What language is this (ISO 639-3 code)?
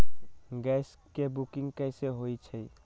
mag